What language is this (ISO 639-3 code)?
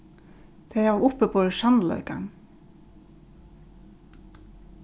fao